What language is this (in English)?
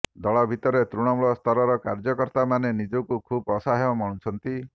Odia